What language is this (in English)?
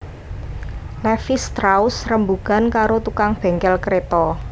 Javanese